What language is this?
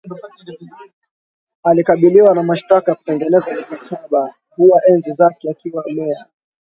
Swahili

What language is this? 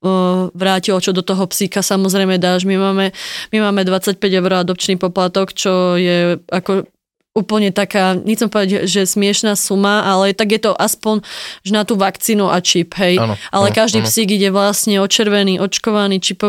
Slovak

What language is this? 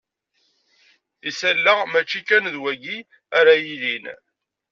Kabyle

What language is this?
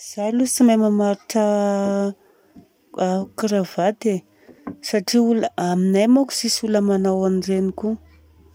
Southern Betsimisaraka Malagasy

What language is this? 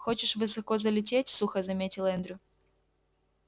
Russian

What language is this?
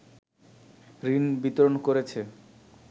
Bangla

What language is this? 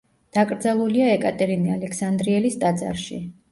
Georgian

